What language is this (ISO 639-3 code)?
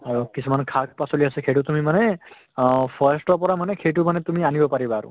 asm